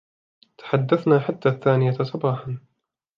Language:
Arabic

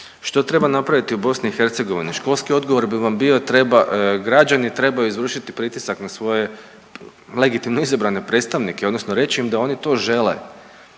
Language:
Croatian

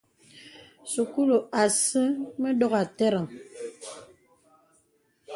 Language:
Bebele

